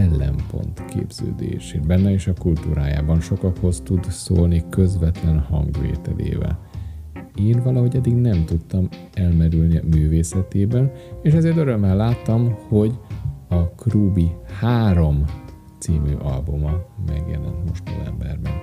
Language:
Hungarian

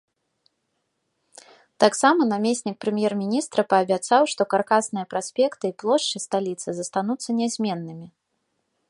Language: Belarusian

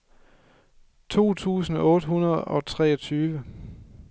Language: Danish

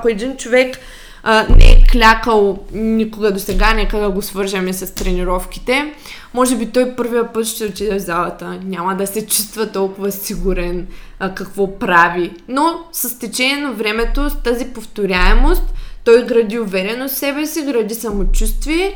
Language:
Bulgarian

